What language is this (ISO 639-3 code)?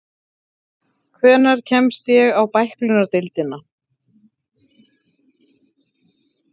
isl